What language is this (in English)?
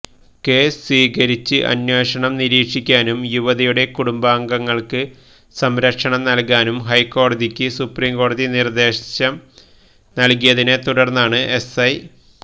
Malayalam